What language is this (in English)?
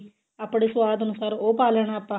Punjabi